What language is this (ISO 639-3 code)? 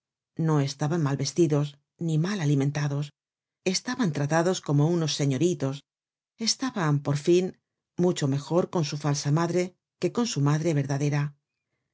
spa